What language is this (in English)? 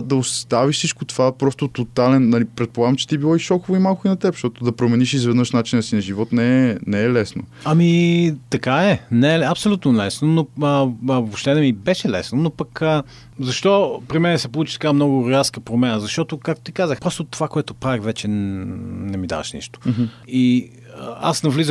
Bulgarian